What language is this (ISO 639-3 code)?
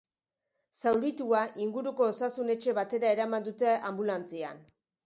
eus